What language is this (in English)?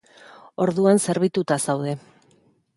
Basque